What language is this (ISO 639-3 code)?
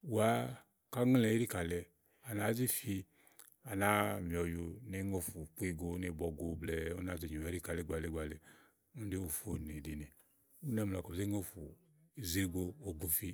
ahl